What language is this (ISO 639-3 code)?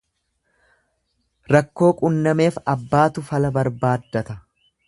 orm